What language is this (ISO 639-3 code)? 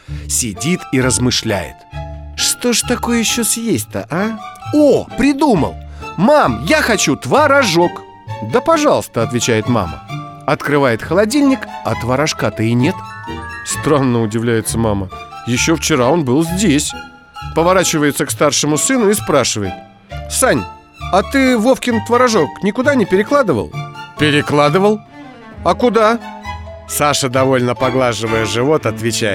rus